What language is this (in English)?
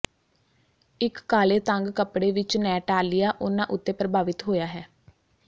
Punjabi